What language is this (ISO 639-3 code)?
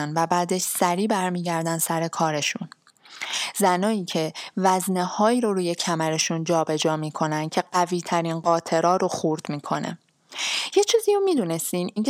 fas